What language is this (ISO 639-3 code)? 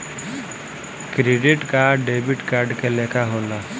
bho